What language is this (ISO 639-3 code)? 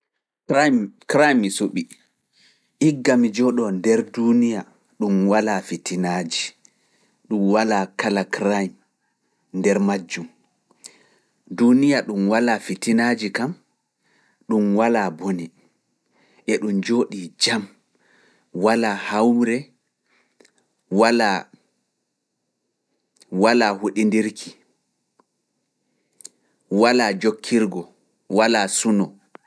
ful